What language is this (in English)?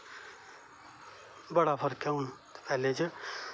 Dogri